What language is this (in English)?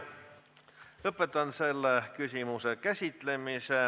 Estonian